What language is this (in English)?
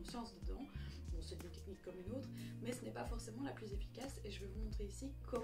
French